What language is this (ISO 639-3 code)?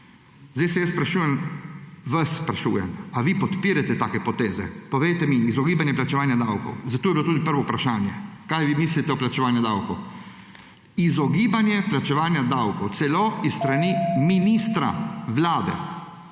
slv